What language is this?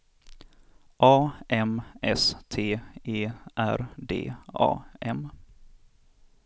Swedish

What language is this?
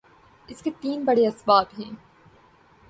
Urdu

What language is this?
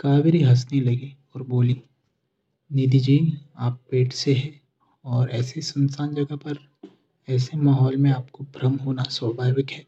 Hindi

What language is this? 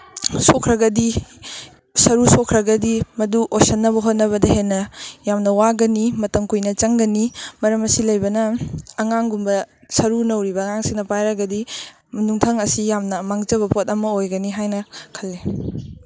Manipuri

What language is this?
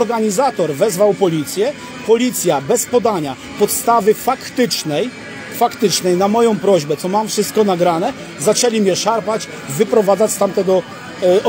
Polish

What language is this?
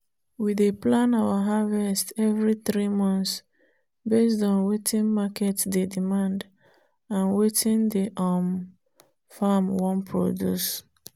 Nigerian Pidgin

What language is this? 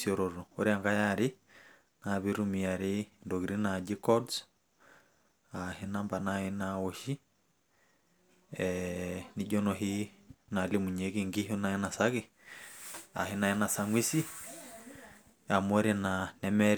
Masai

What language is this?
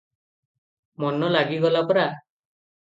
Odia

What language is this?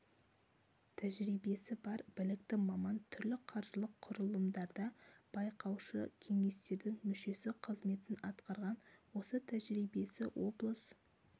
Kazakh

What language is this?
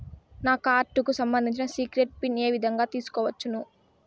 Telugu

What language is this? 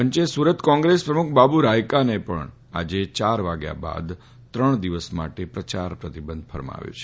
Gujarati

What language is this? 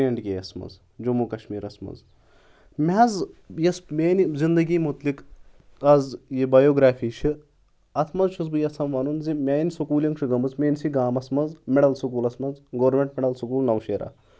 Kashmiri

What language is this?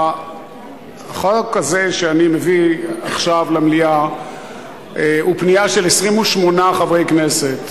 Hebrew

